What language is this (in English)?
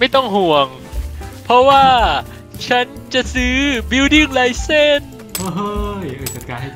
Thai